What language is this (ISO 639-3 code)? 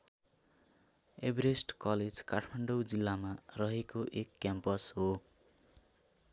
nep